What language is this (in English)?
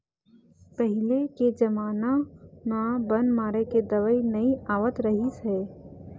Chhattisgarhi